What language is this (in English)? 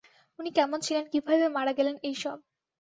Bangla